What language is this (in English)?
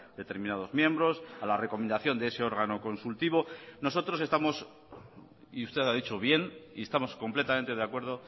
Spanish